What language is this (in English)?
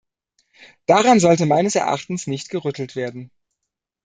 German